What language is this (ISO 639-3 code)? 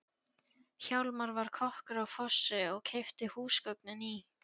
isl